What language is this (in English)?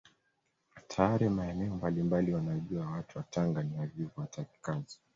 Swahili